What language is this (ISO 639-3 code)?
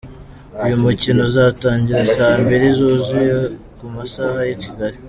kin